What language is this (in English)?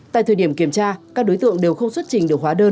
Vietnamese